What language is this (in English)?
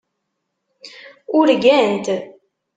Kabyle